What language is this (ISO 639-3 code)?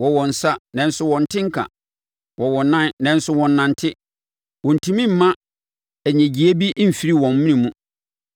aka